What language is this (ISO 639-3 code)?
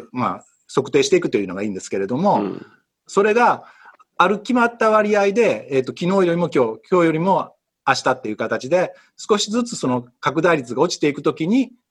jpn